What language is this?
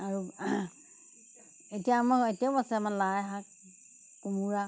Assamese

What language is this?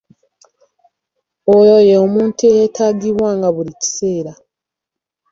Ganda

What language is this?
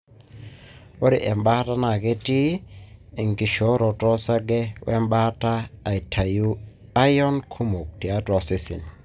Masai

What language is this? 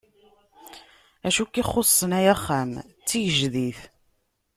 Kabyle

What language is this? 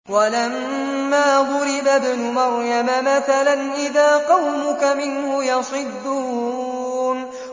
Arabic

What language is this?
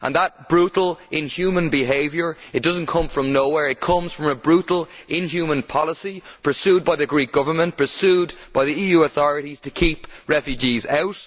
English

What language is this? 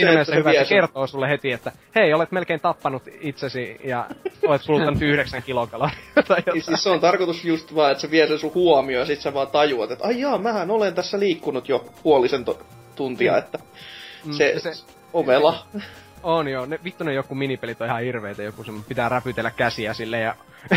Finnish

